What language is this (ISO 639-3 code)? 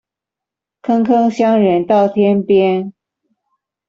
zho